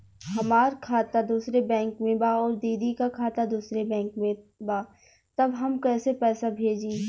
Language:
Bhojpuri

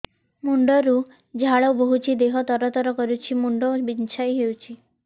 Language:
Odia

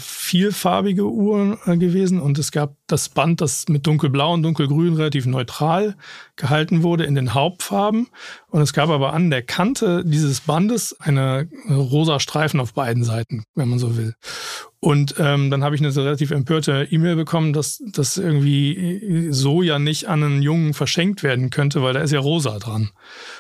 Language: German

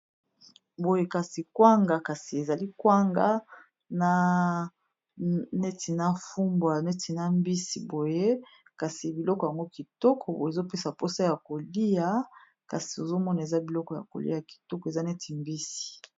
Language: Lingala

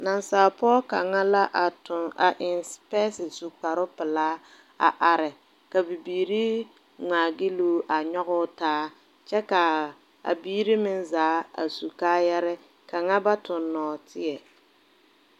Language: Southern Dagaare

